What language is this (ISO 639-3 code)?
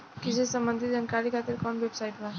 bho